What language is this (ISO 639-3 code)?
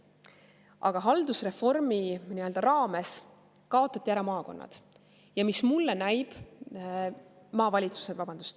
est